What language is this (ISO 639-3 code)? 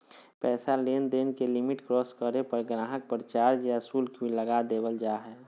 mag